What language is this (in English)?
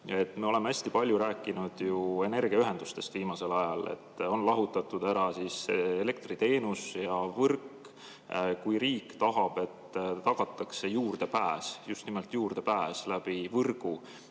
Estonian